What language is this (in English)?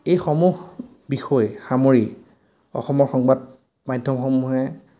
Assamese